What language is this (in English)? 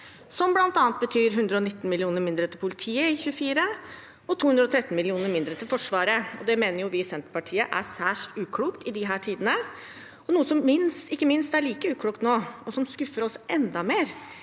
Norwegian